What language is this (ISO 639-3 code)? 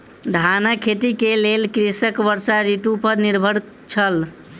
mai